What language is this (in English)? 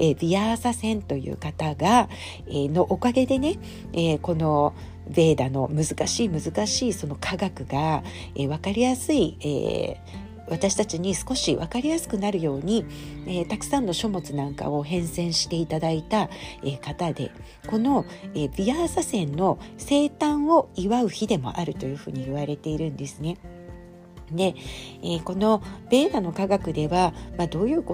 Japanese